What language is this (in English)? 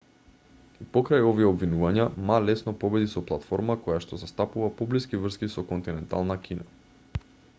Macedonian